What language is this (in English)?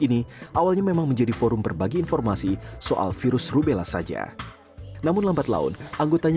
Indonesian